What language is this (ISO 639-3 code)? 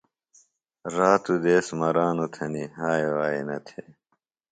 phl